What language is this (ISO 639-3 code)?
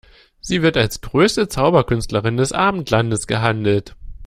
deu